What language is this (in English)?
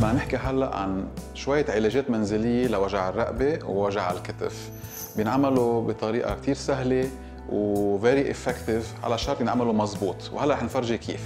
Arabic